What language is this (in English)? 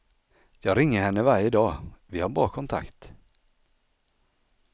Swedish